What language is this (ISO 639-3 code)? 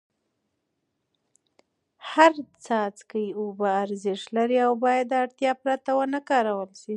pus